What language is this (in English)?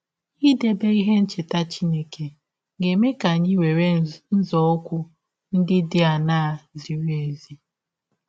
Igbo